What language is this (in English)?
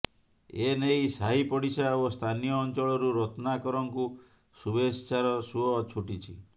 Odia